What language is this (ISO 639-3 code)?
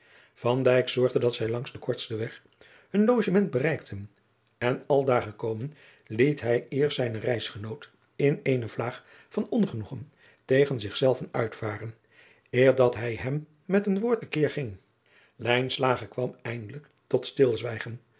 nld